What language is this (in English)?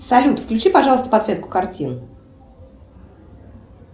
Russian